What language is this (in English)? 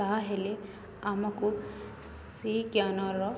Odia